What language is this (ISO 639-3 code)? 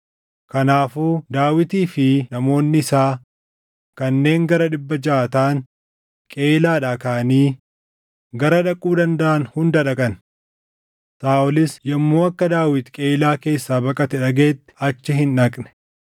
orm